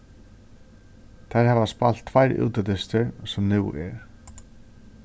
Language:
Faroese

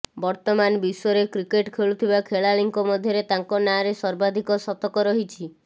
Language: Odia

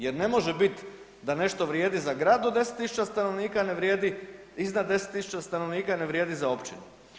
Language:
Croatian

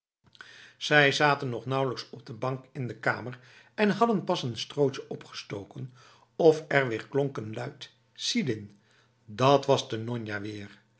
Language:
Dutch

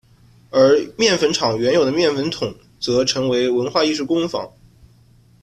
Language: Chinese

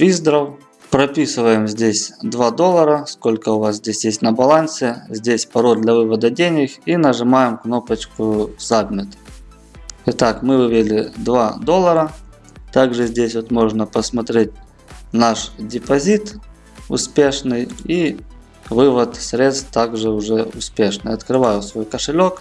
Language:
Russian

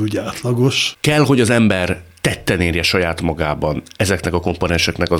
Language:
Hungarian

